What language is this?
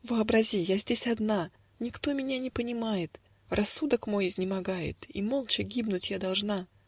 Russian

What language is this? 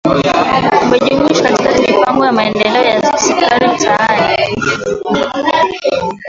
Swahili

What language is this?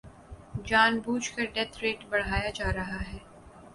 Urdu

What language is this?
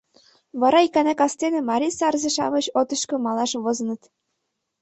Mari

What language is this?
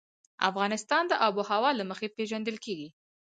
Pashto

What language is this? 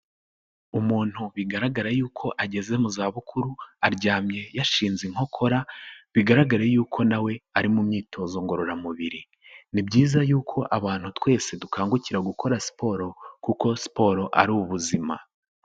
Kinyarwanda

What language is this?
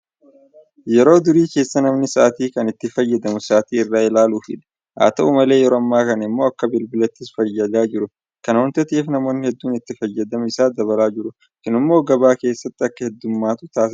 Oromo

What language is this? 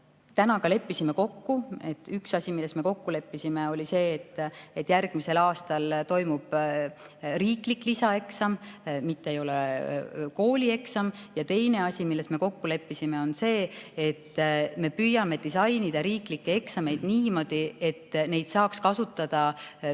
Estonian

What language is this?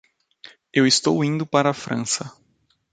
Portuguese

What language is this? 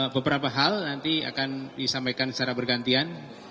Indonesian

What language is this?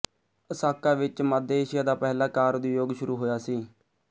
Punjabi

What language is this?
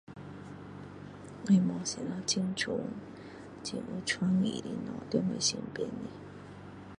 Min Dong Chinese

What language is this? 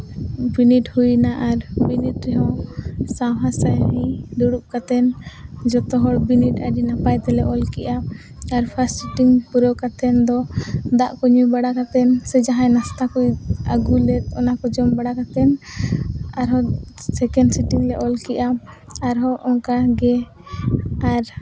Santali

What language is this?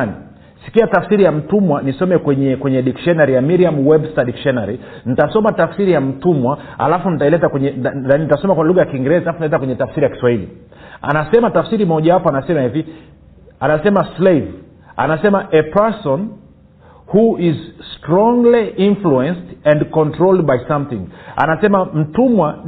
Swahili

